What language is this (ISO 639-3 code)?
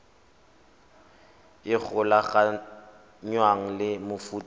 tsn